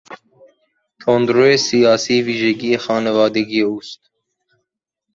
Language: Persian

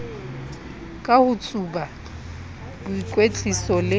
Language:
Southern Sotho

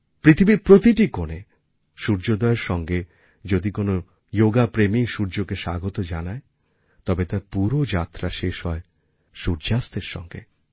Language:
Bangla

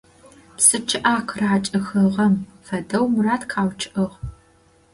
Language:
Adyghe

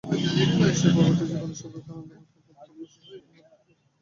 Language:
Bangla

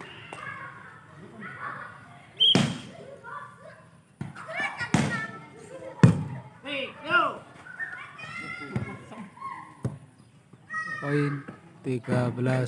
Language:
Indonesian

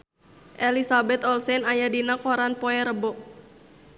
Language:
Sundanese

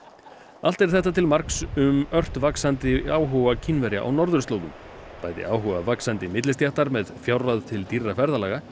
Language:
Icelandic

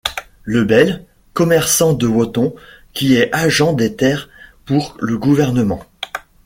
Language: French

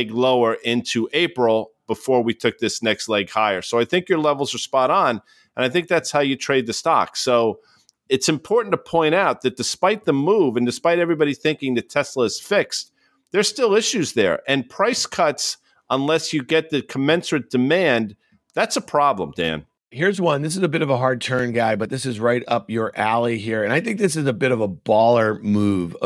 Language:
English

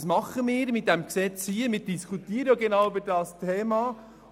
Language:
Swiss German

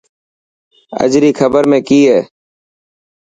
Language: Dhatki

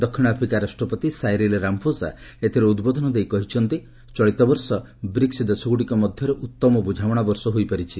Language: Odia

